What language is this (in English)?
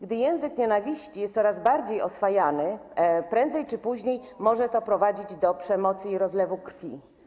Polish